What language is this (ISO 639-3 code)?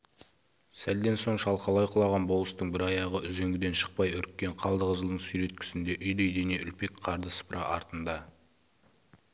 kaz